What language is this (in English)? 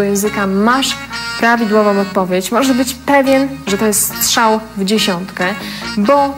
Polish